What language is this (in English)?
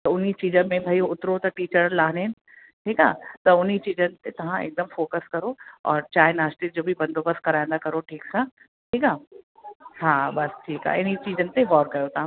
Sindhi